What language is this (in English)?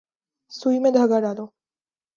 Urdu